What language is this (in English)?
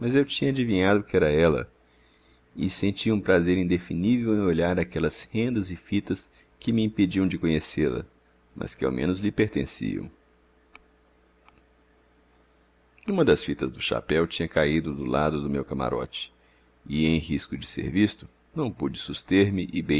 Portuguese